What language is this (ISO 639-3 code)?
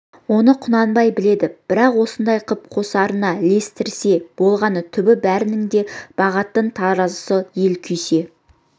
kaz